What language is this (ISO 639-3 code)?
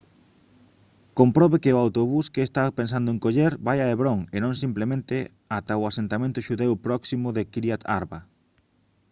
glg